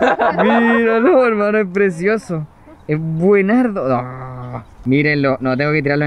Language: Spanish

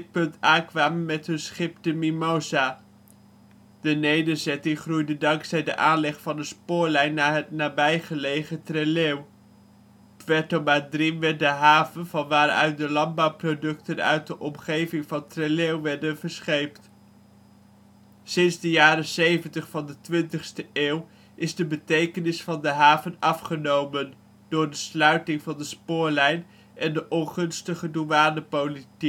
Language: Dutch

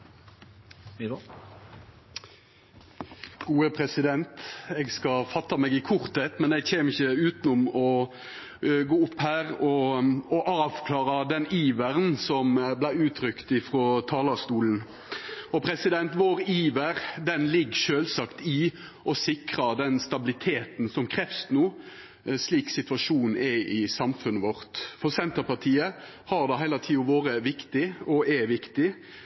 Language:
Norwegian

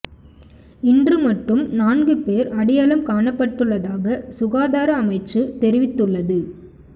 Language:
Tamil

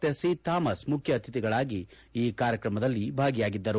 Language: Kannada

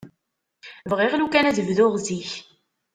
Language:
Kabyle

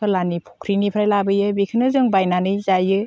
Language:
Bodo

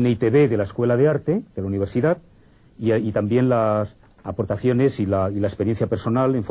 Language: Spanish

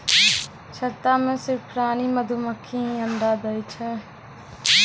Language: Maithili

